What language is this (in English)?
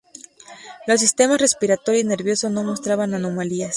Spanish